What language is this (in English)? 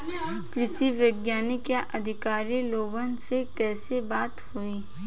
Bhojpuri